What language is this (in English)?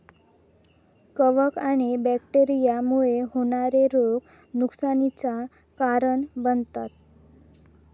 Marathi